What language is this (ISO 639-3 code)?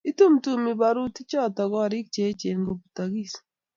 kln